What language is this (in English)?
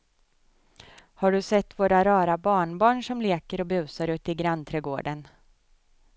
Swedish